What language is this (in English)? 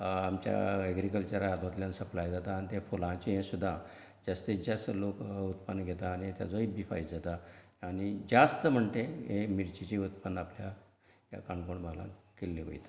Konkani